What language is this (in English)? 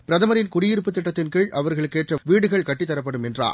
Tamil